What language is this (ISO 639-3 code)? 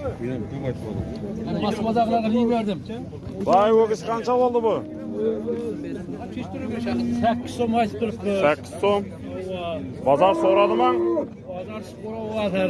tur